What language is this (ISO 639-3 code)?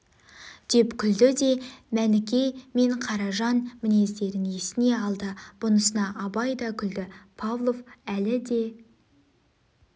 kaz